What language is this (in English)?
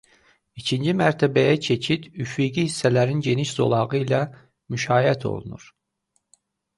Azerbaijani